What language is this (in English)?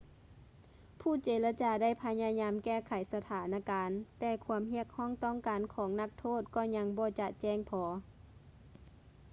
Lao